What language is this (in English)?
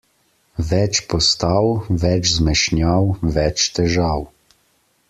Slovenian